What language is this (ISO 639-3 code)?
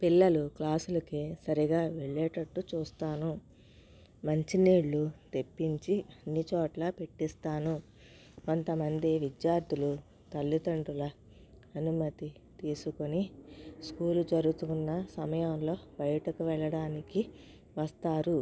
tel